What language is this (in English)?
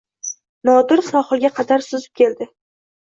Uzbek